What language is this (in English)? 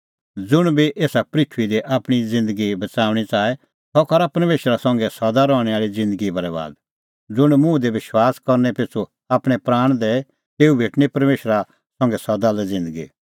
Kullu Pahari